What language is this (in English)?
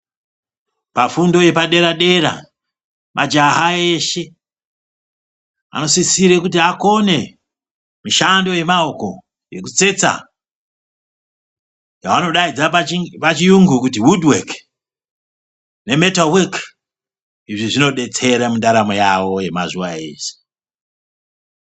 Ndau